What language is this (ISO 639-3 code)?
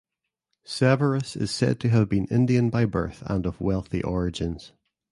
eng